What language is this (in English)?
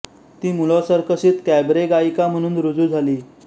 Marathi